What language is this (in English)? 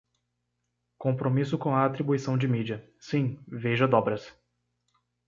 Portuguese